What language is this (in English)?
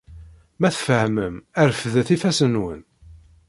Kabyle